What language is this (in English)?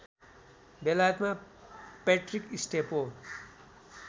Nepali